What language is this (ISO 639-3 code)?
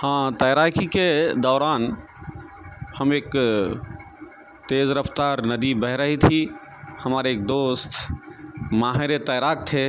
urd